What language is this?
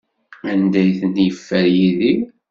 Kabyle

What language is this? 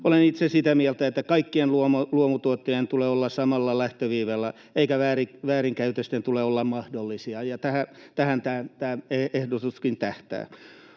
Finnish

